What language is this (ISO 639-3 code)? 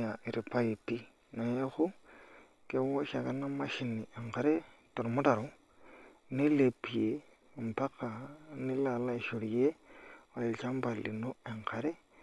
mas